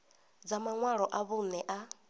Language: Venda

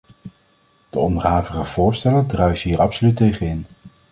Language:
Dutch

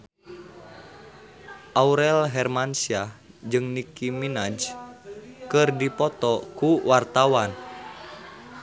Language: Sundanese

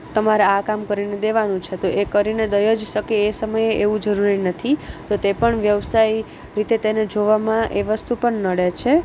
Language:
Gujarati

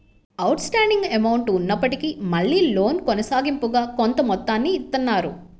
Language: Telugu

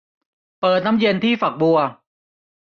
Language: Thai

